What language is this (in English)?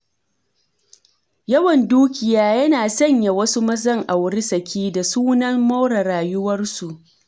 Hausa